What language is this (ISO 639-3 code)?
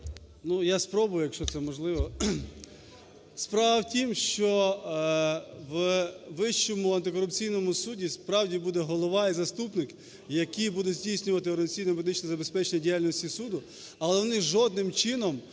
ukr